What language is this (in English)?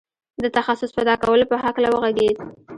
Pashto